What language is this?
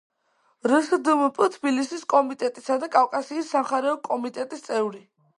Georgian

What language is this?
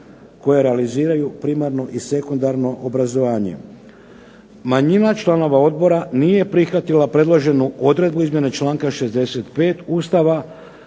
Croatian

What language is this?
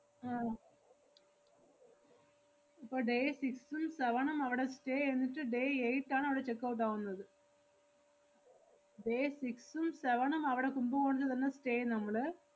Malayalam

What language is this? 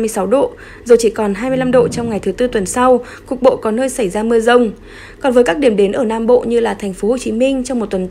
Vietnamese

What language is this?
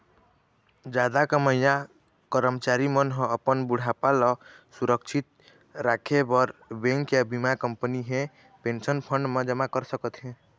Chhattisgarhi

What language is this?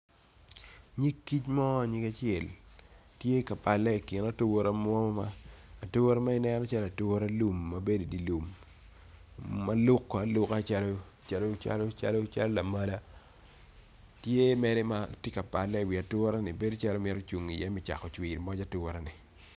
Acoli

